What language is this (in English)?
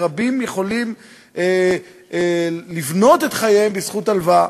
Hebrew